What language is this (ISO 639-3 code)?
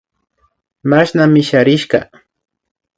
qvi